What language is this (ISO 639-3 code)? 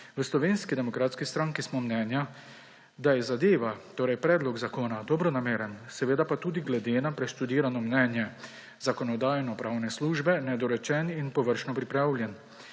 slv